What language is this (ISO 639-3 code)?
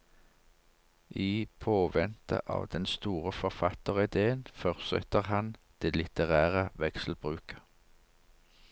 nor